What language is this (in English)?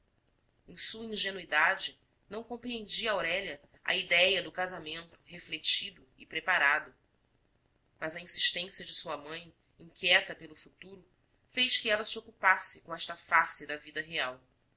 Portuguese